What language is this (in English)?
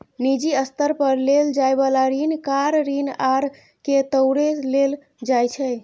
Maithili